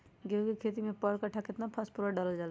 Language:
Magahi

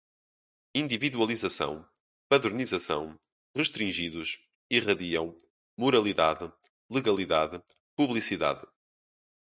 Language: Portuguese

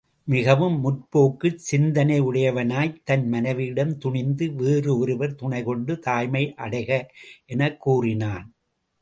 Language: Tamil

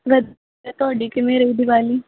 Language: Punjabi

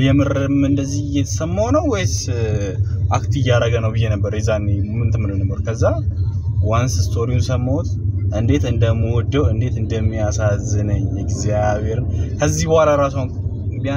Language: Arabic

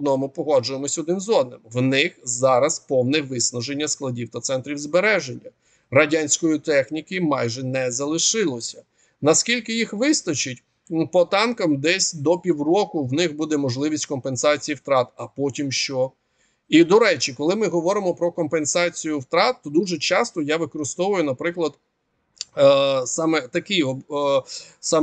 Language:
Ukrainian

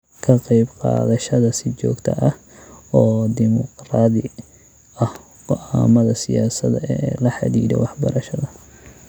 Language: Somali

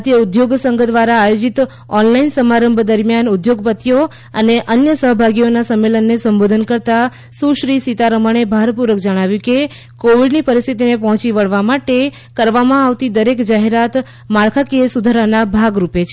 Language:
Gujarati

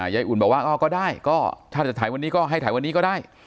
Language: Thai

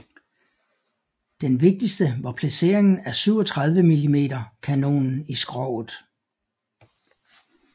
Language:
Danish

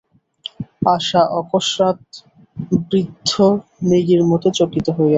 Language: Bangla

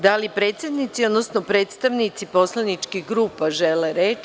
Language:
Serbian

